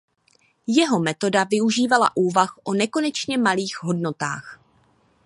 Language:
Czech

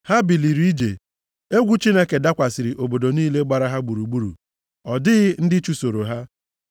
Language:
Igbo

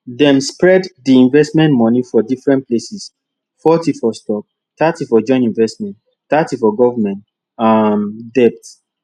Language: Nigerian Pidgin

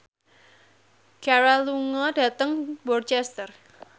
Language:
Javanese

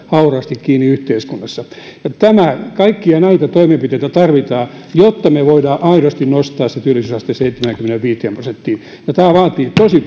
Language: Finnish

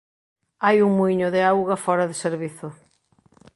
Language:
Galician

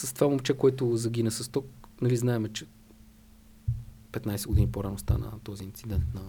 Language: Bulgarian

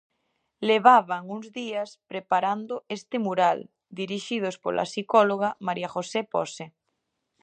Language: Galician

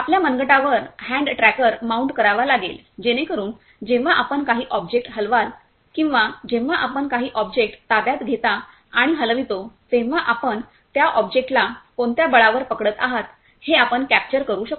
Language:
Marathi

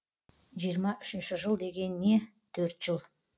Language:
Kazakh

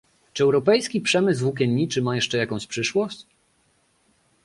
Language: Polish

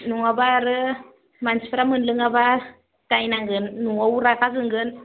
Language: Bodo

